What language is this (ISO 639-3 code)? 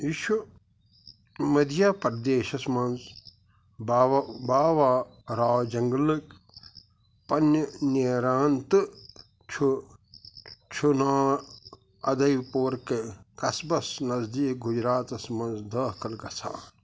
kas